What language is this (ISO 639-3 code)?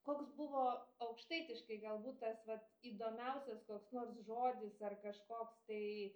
lit